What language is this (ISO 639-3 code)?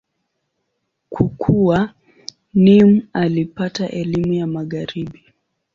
swa